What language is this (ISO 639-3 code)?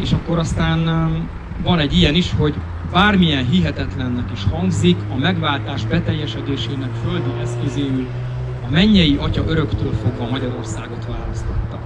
hun